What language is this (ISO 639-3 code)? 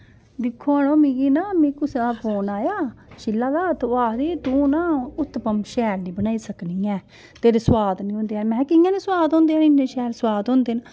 doi